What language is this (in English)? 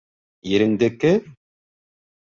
Bashkir